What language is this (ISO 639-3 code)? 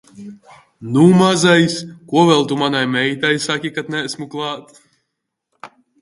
lav